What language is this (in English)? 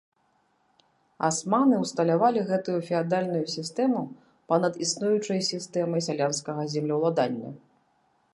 Belarusian